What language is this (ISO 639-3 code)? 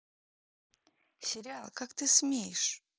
rus